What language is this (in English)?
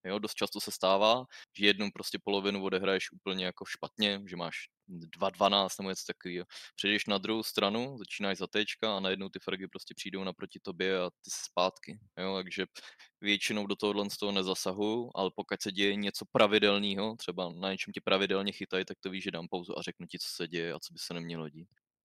Czech